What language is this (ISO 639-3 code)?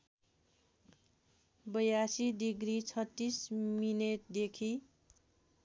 nep